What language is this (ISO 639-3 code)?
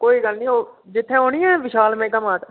doi